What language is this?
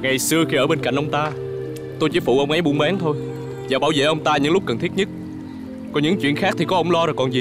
Vietnamese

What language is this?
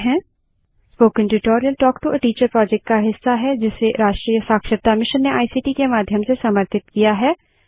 Hindi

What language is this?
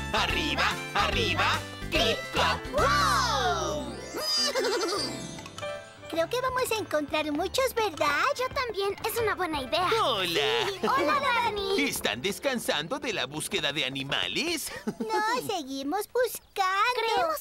Spanish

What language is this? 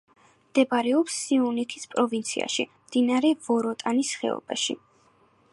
Georgian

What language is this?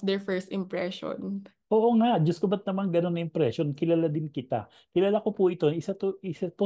Filipino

